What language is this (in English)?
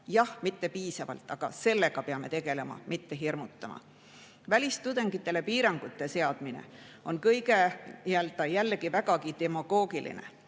Estonian